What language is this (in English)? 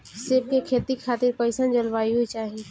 Bhojpuri